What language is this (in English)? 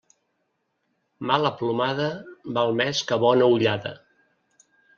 Catalan